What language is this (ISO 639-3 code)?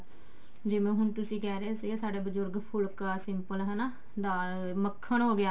pan